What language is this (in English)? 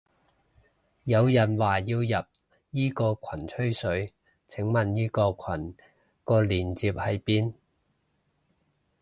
Cantonese